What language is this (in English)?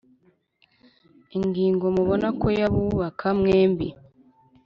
Kinyarwanda